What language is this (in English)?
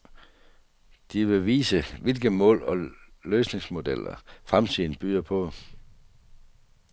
Danish